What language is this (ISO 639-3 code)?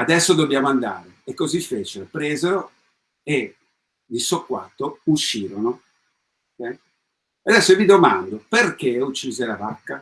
ita